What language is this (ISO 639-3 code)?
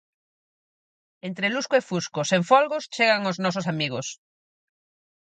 glg